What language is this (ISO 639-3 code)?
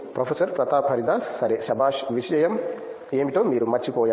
tel